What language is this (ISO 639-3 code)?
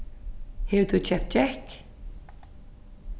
fao